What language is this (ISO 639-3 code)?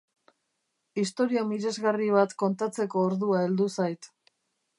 eus